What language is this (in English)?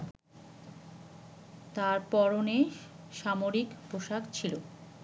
Bangla